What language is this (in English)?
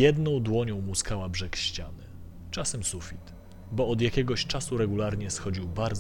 Polish